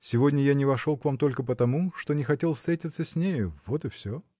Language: Russian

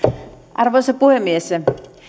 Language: Finnish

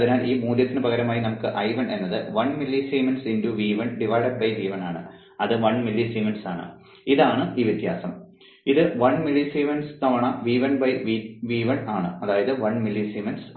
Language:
Malayalam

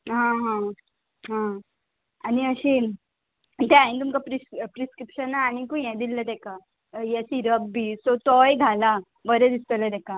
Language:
Konkani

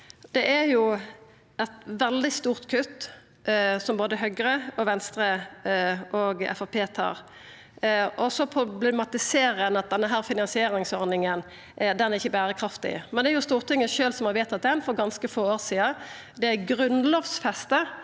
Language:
Norwegian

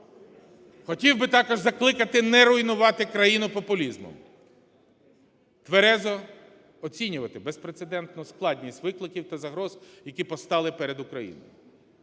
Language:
Ukrainian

